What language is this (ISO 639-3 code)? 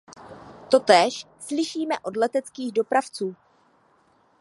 ces